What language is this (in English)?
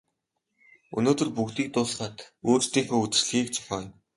Mongolian